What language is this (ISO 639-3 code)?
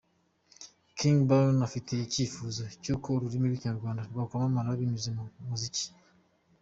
kin